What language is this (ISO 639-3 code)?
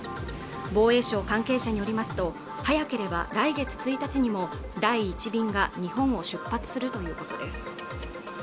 jpn